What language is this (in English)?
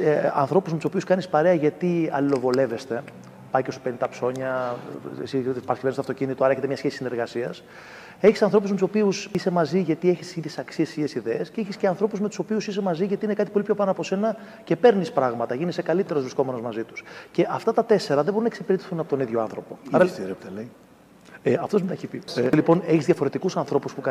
Greek